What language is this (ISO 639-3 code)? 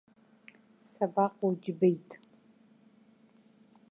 abk